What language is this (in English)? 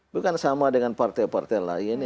Indonesian